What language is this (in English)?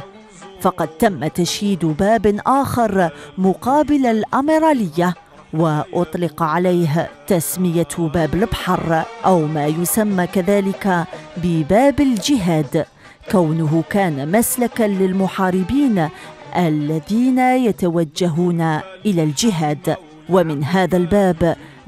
Arabic